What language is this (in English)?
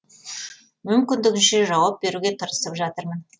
Kazakh